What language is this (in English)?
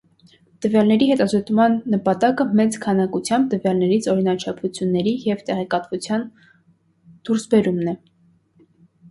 Armenian